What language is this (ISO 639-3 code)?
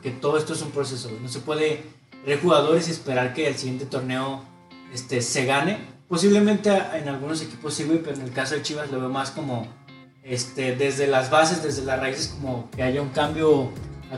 spa